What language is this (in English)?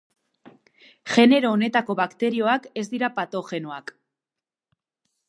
Basque